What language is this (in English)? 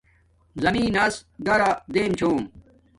Domaaki